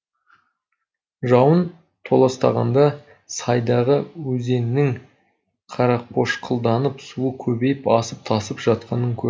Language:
Kazakh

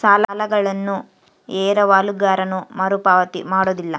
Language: Kannada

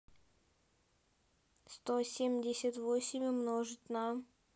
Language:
Russian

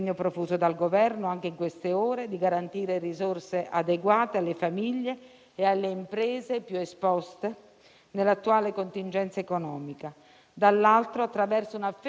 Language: Italian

